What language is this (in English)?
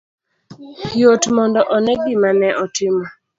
Luo (Kenya and Tanzania)